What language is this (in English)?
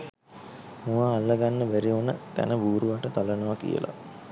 Sinhala